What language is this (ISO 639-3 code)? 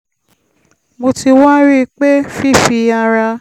yor